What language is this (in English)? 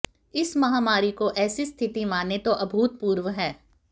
Hindi